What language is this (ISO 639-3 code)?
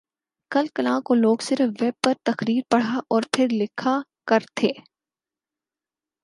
urd